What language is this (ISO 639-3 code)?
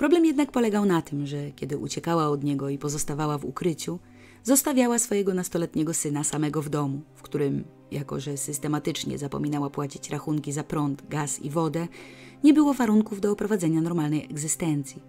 pol